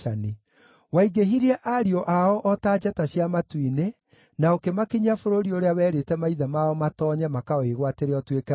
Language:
Kikuyu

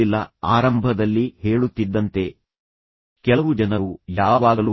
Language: Kannada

